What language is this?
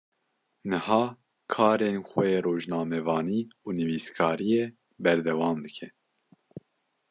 Kurdish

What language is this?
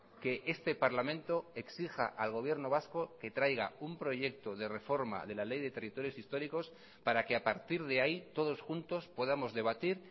Spanish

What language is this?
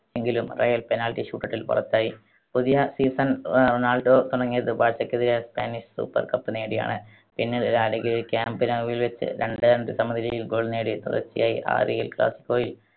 Malayalam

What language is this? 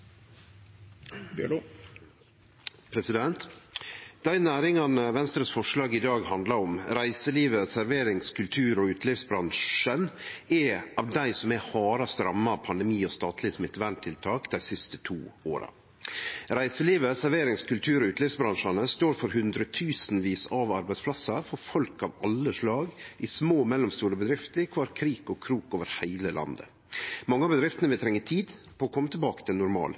Norwegian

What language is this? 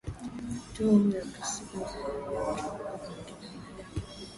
Swahili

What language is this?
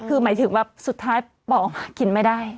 Thai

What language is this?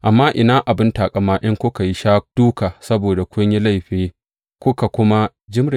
Hausa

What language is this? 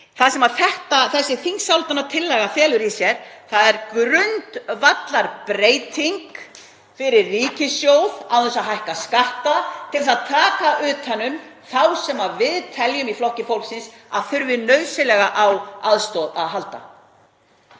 Icelandic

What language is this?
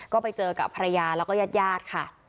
Thai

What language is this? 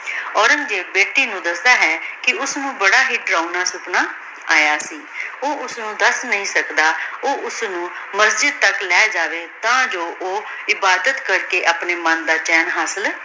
Punjabi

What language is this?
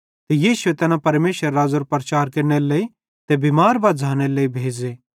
Bhadrawahi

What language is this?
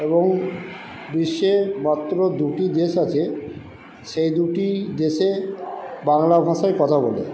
Bangla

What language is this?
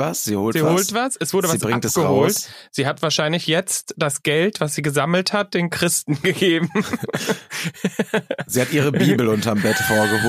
German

